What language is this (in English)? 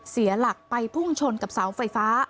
Thai